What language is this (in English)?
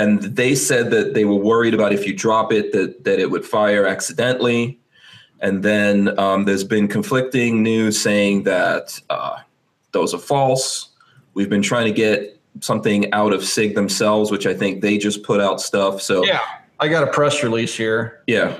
English